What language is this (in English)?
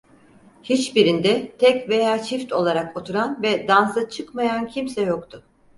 Turkish